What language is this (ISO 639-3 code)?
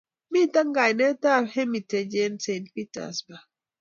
kln